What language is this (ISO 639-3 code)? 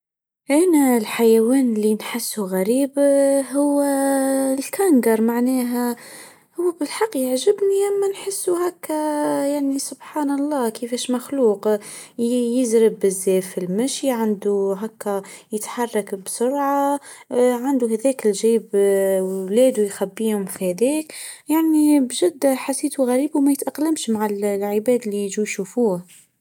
aeb